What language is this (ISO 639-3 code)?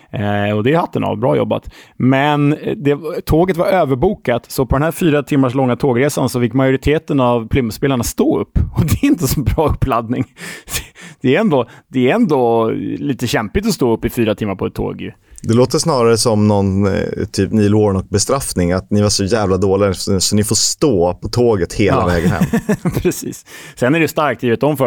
swe